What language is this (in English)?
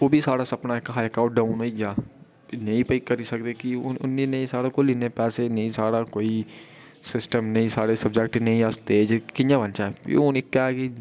Dogri